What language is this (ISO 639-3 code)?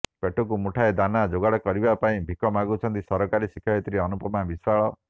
ori